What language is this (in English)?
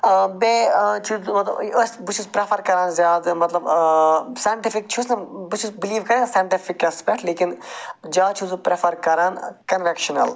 Kashmiri